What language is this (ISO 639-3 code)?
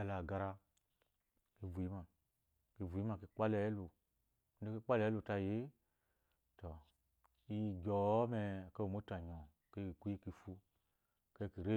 afo